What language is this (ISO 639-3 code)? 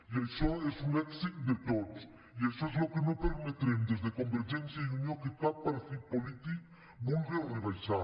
cat